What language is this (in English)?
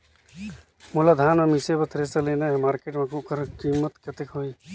Chhattisgarhi